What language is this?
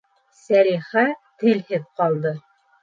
Bashkir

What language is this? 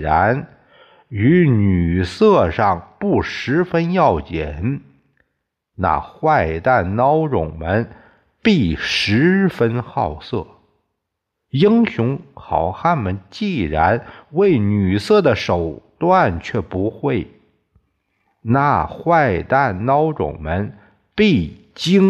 Chinese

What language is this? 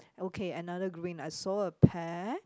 English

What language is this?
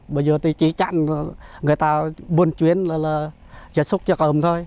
Vietnamese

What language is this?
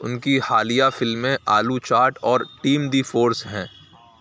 Urdu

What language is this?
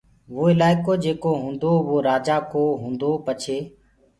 Gurgula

